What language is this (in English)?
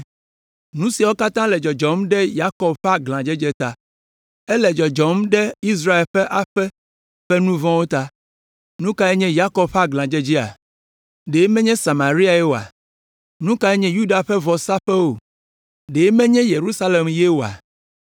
Ewe